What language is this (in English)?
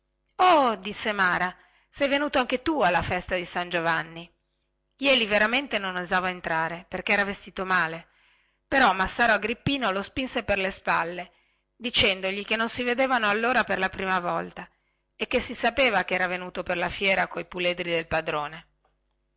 Italian